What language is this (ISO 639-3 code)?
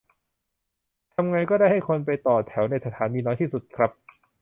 tha